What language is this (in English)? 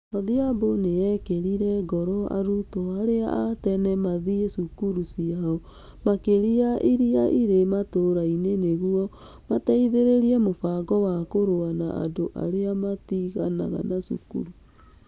Kikuyu